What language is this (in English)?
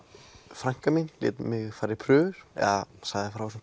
Icelandic